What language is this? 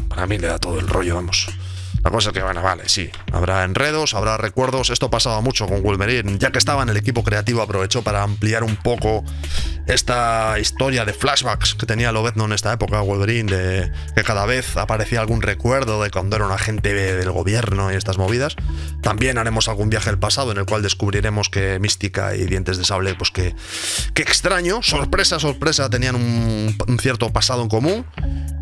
Spanish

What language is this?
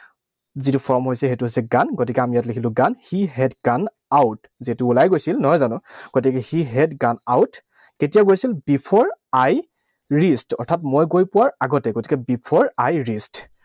Assamese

